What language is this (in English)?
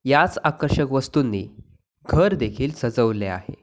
Marathi